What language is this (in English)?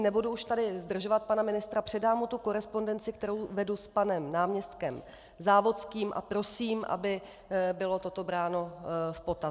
Czech